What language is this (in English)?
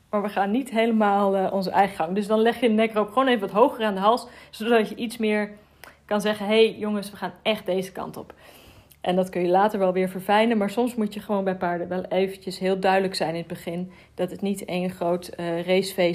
Dutch